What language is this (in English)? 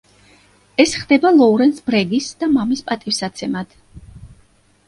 Georgian